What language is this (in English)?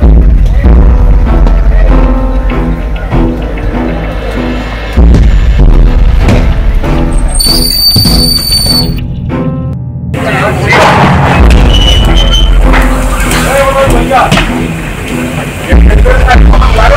Arabic